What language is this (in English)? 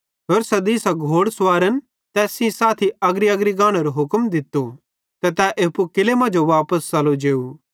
Bhadrawahi